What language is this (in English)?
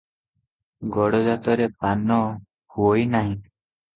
Odia